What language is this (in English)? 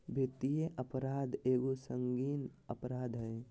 Magahi